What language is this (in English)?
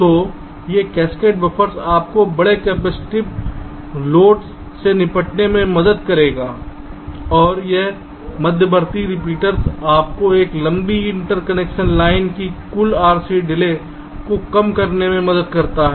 Hindi